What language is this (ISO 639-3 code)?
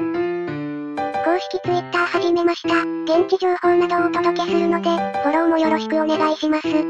jpn